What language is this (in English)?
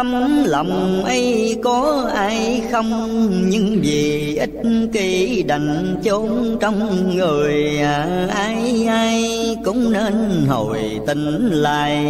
Vietnamese